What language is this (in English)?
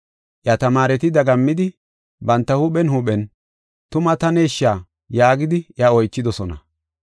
Gofa